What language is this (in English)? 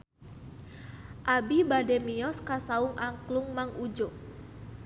Sundanese